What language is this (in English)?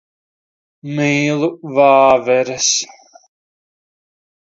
Latvian